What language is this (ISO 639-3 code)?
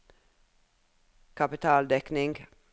nor